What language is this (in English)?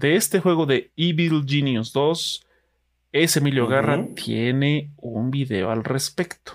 Spanish